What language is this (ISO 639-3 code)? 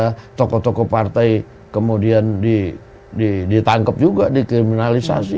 ind